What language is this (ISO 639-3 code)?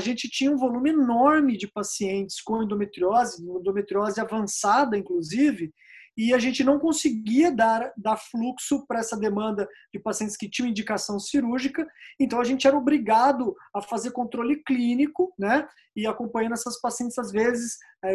por